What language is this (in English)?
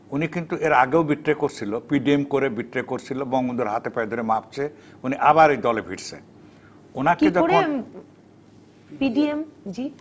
Bangla